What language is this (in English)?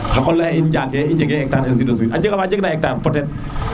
Serer